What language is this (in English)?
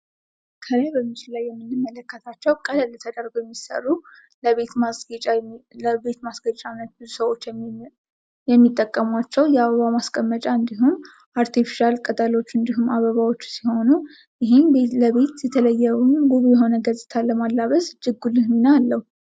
Amharic